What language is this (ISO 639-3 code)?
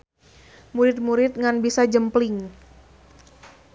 sun